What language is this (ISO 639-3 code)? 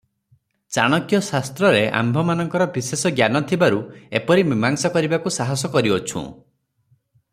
ori